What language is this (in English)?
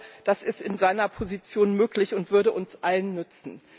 German